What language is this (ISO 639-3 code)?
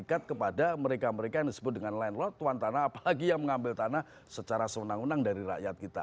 ind